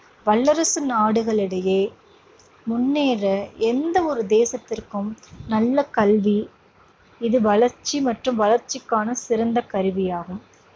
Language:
Tamil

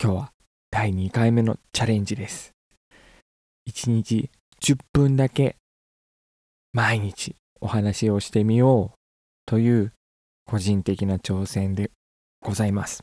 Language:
Japanese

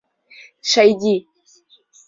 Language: Mari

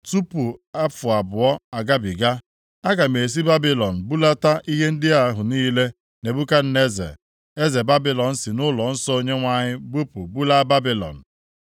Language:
Igbo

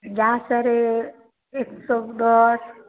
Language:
Maithili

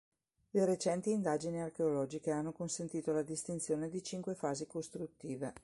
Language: Italian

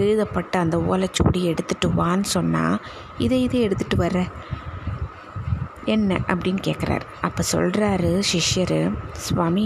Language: Tamil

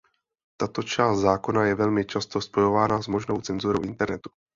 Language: Czech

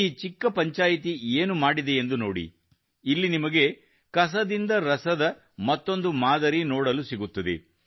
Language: Kannada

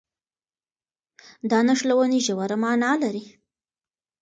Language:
Pashto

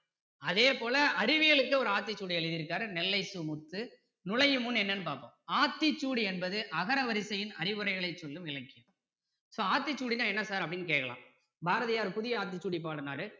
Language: Tamil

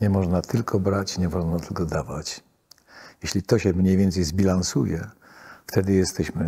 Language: Polish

